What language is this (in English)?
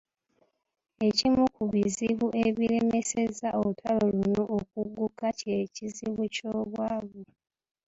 Ganda